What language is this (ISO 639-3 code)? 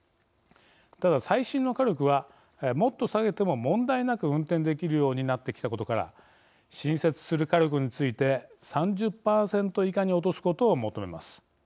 jpn